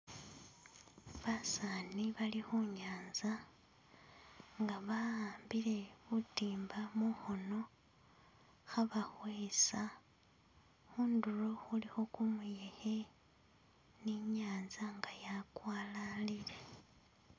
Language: Masaaba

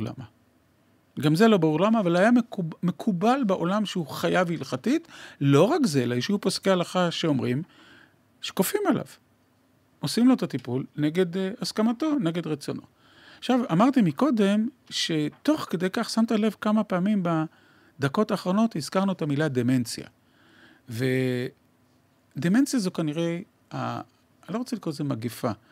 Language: Hebrew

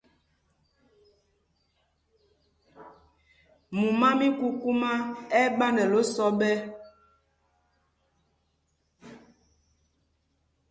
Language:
Mpumpong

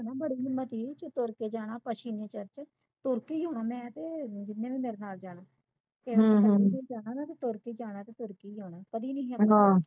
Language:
Punjabi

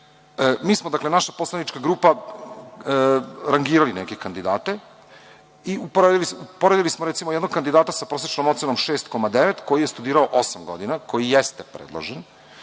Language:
Serbian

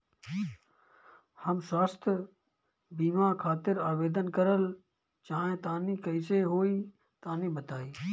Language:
Bhojpuri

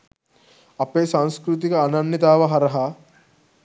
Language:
Sinhala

